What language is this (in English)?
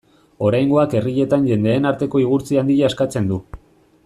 Basque